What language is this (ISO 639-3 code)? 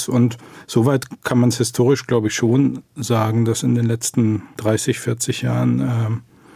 deu